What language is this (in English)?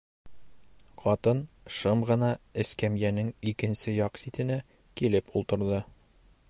Bashkir